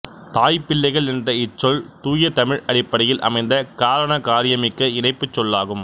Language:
Tamil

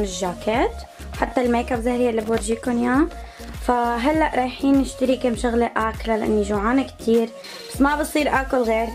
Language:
Arabic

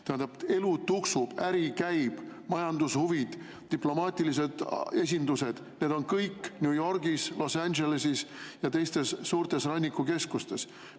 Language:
Estonian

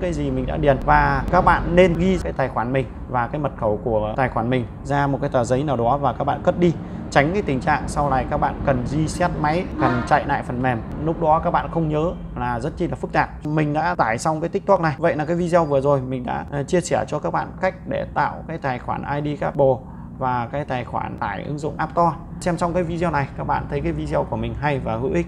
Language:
Vietnamese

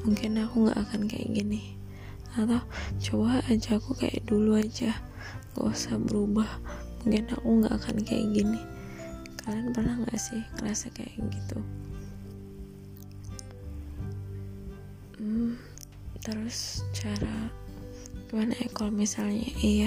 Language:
Indonesian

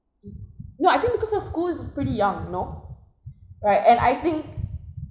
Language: English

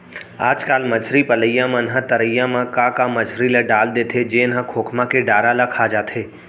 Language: Chhattisgarhi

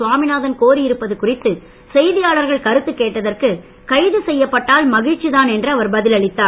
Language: Tamil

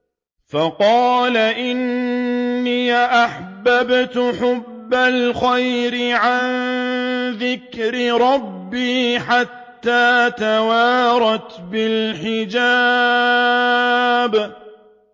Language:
Arabic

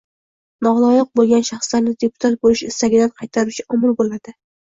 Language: Uzbek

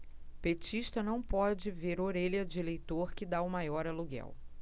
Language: Portuguese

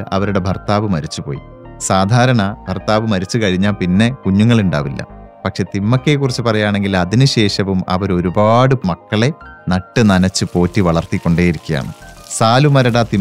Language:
Malayalam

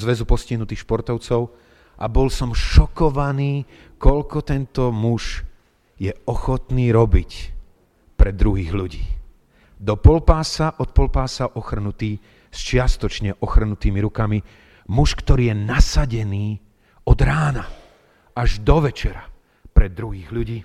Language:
Slovak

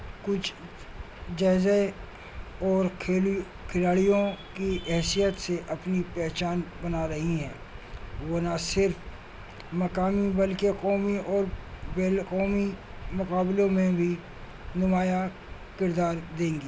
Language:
Urdu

